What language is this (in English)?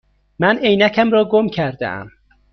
Persian